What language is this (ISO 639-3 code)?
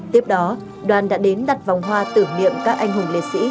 vie